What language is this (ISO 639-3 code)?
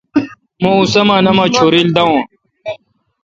xka